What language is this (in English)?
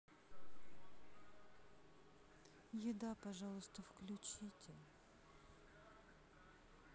Russian